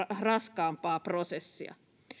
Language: Finnish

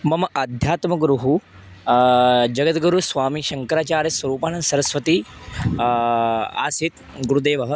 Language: Sanskrit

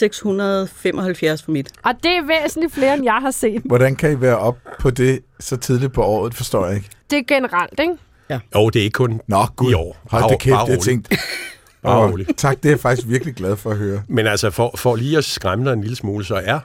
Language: Danish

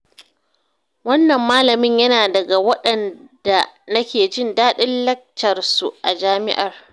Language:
Hausa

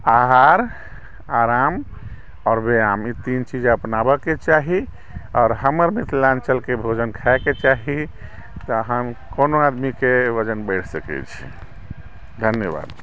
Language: Maithili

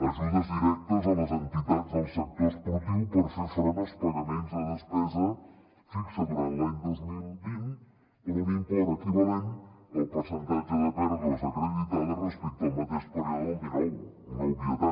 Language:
Catalan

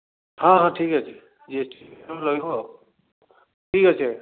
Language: Odia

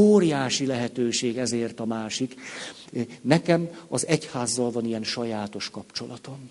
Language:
Hungarian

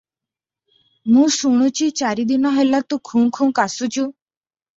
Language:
Odia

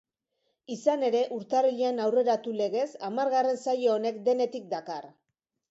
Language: Basque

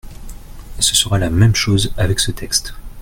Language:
French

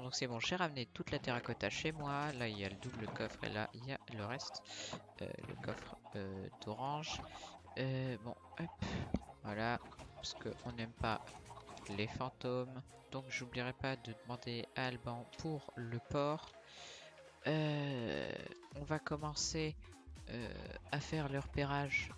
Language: French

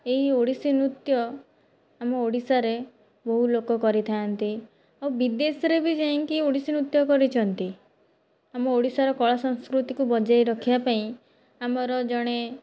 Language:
Odia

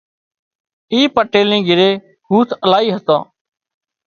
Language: Wadiyara Koli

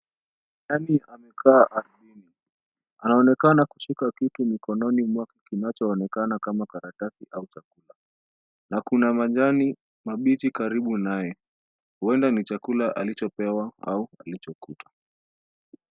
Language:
Swahili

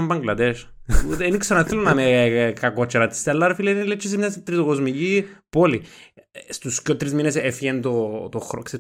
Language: Greek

